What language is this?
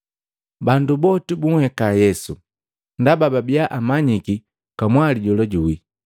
Matengo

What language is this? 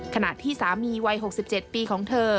Thai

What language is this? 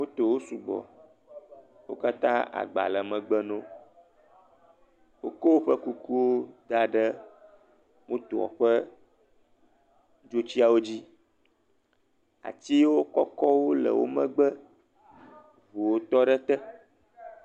Ewe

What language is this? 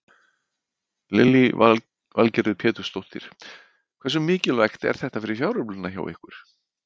Icelandic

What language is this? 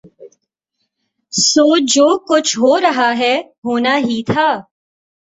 Urdu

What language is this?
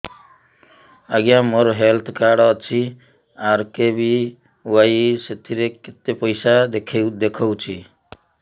Odia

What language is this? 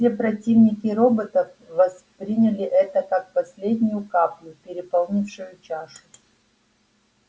Russian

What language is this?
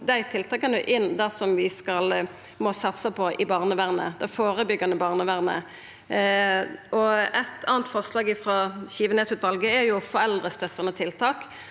Norwegian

